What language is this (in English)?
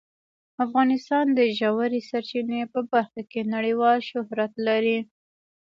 Pashto